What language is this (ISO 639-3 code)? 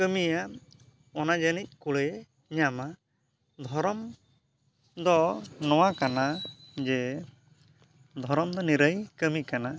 sat